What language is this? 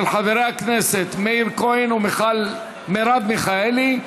Hebrew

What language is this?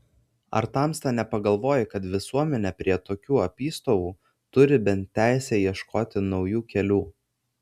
Lithuanian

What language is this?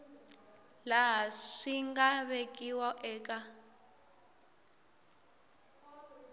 Tsonga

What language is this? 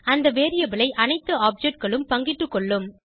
Tamil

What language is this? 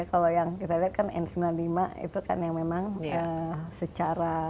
Indonesian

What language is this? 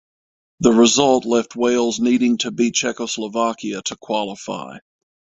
English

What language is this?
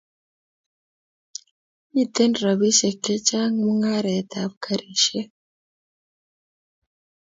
Kalenjin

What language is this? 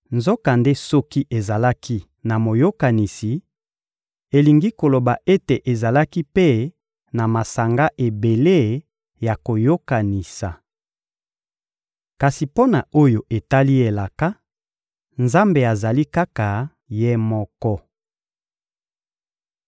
Lingala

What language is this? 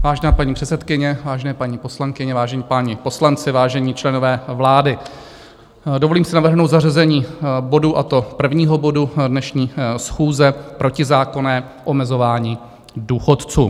Czech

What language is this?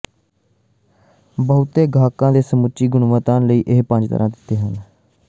Punjabi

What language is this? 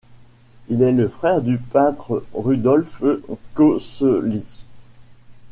French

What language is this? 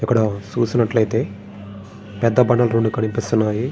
Telugu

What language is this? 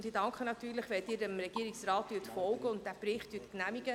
Swiss German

